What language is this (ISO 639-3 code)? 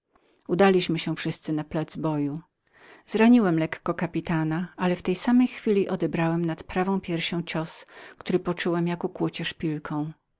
pol